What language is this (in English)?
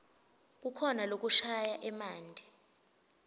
Swati